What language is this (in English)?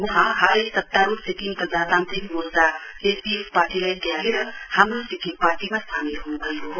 Nepali